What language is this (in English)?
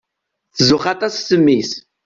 Kabyle